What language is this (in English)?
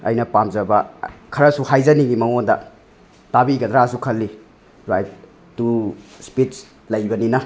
Manipuri